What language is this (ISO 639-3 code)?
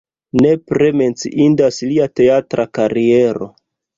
epo